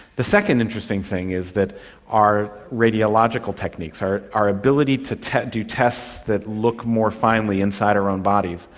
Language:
English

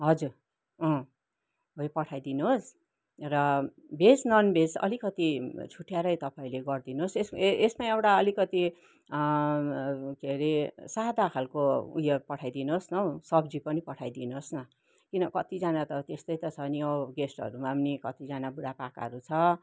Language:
Nepali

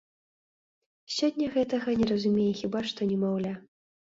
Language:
Belarusian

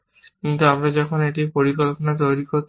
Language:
Bangla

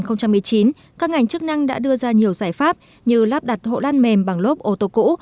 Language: Vietnamese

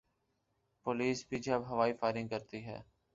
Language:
Urdu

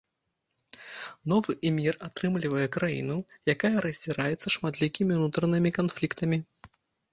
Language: Belarusian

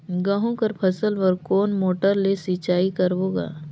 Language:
Chhattisgarhi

